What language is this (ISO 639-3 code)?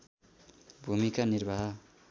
nep